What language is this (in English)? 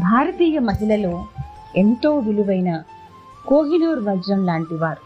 Telugu